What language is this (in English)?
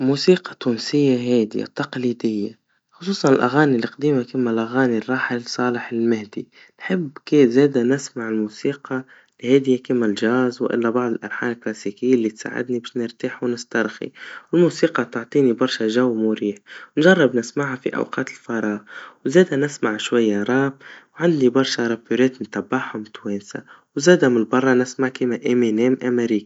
Tunisian Arabic